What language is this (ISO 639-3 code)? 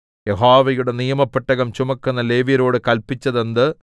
mal